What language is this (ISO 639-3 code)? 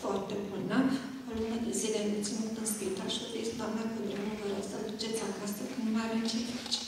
ron